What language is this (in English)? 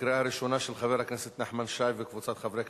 Hebrew